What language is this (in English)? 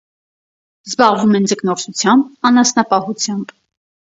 Armenian